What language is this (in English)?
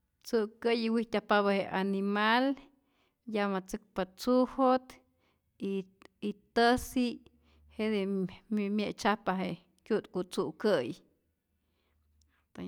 Rayón Zoque